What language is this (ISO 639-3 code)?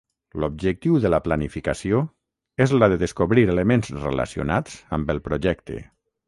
cat